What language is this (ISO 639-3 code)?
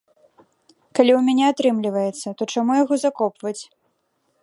bel